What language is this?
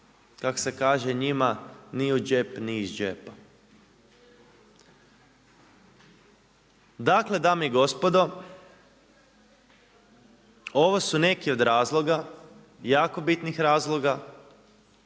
Croatian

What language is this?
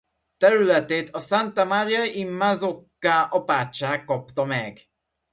Hungarian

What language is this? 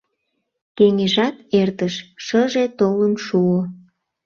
Mari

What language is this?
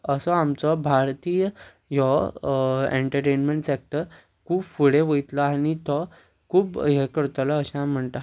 Konkani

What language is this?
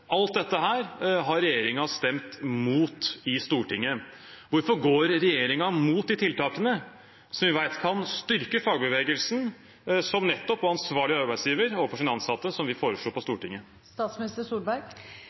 Norwegian Bokmål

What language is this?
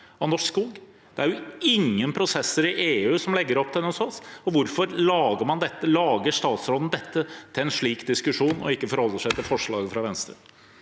Norwegian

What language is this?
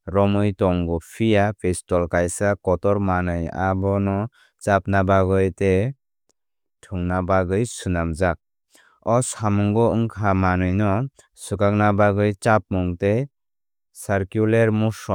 Kok Borok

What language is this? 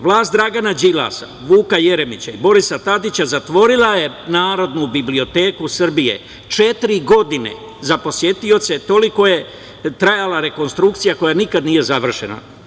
Serbian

